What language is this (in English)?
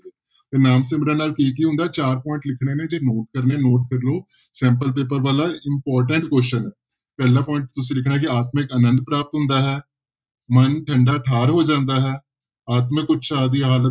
Punjabi